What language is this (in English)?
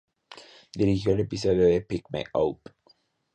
Spanish